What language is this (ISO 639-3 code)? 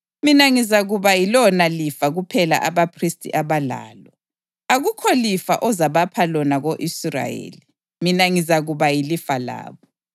nde